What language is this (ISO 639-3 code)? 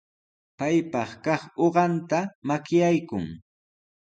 qws